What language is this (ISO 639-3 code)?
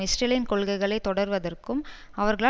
tam